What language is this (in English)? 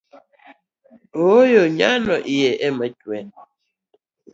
Luo (Kenya and Tanzania)